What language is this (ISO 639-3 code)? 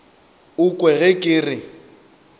nso